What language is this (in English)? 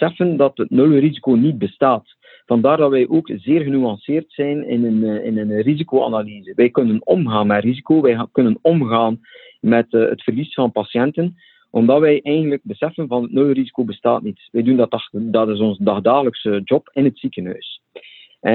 Dutch